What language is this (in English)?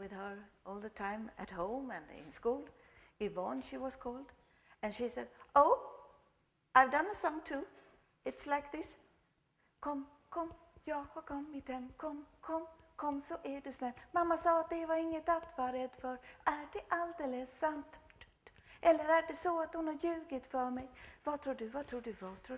English